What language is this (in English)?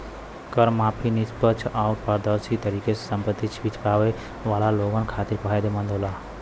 Bhojpuri